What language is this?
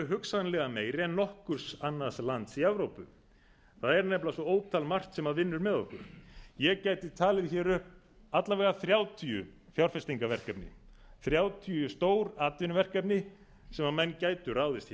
Icelandic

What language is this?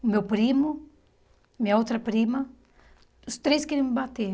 Portuguese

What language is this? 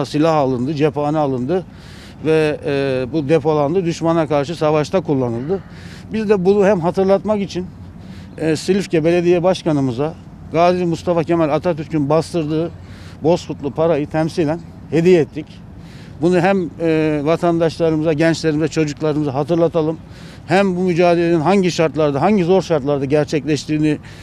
Turkish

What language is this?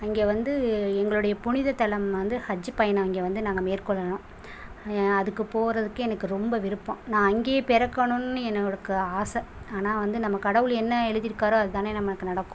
Tamil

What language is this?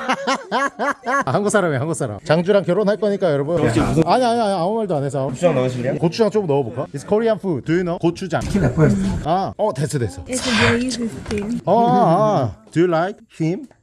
Korean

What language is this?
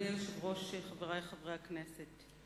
Hebrew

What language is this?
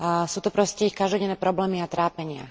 Slovak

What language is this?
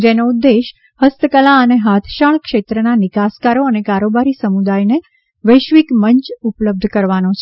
Gujarati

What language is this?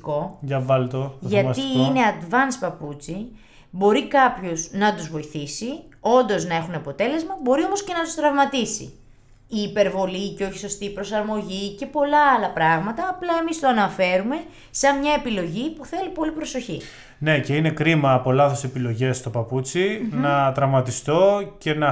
Greek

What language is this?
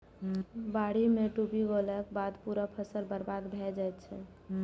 Maithili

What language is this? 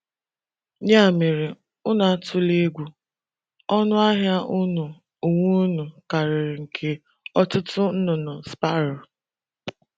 Igbo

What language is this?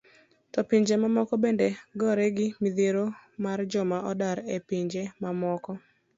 Luo (Kenya and Tanzania)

